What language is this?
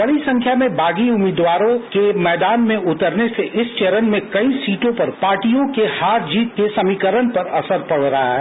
Hindi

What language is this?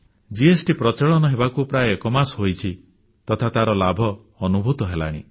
Odia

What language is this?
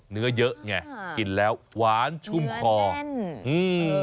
Thai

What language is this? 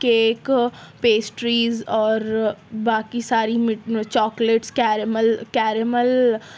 Urdu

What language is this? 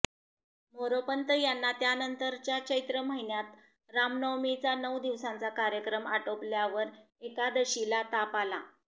Marathi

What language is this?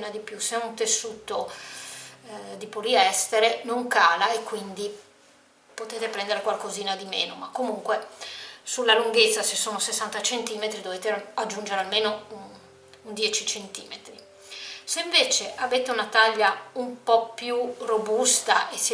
Italian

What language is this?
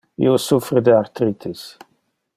Interlingua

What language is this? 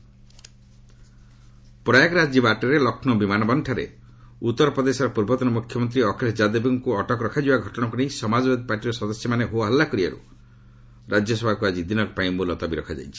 Odia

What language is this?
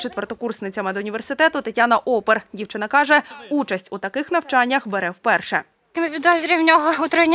Ukrainian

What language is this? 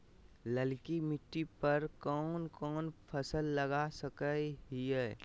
Magahi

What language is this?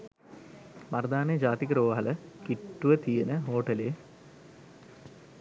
Sinhala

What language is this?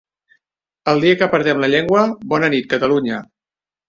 Catalan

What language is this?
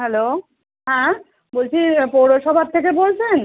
Bangla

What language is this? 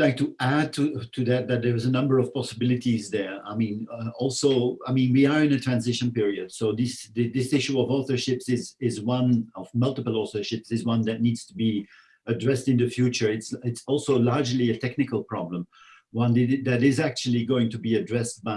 English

